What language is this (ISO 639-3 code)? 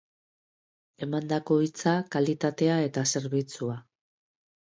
eus